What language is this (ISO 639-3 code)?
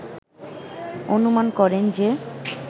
ben